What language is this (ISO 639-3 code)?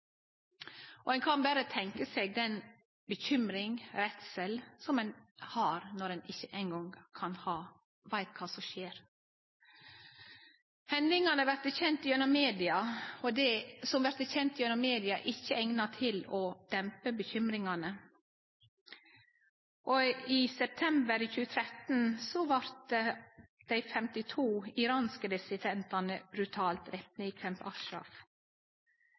nno